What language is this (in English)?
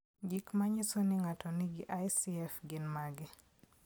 Luo (Kenya and Tanzania)